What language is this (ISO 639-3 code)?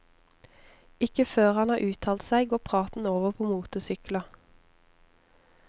nor